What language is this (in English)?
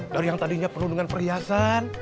Indonesian